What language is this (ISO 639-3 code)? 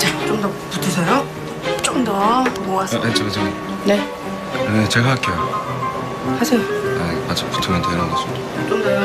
kor